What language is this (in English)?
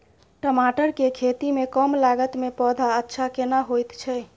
Maithili